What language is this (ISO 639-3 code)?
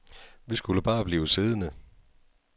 dan